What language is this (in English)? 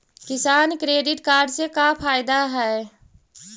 Magahi